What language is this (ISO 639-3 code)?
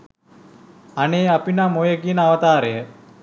sin